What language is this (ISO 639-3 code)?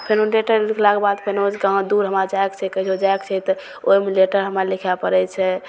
mai